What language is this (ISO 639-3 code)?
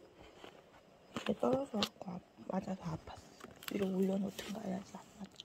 kor